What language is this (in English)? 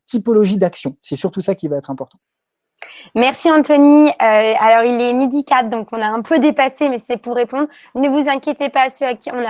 French